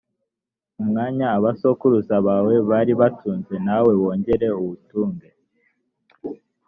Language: Kinyarwanda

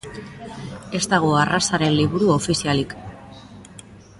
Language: Basque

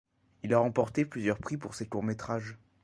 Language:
French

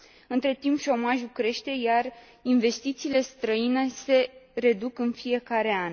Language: Romanian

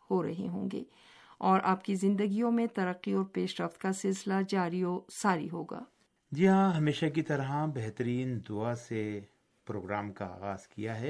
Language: Urdu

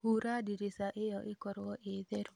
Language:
Kikuyu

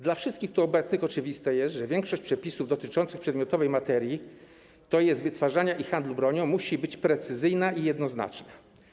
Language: Polish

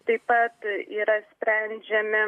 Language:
Lithuanian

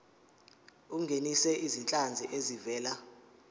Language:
Zulu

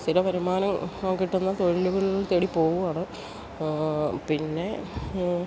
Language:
Malayalam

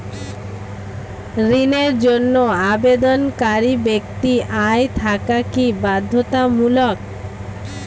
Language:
Bangla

